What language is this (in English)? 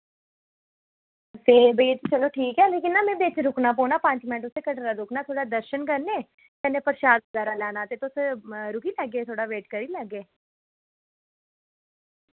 Dogri